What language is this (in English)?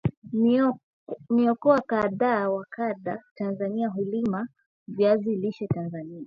Swahili